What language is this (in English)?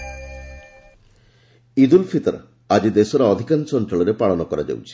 Odia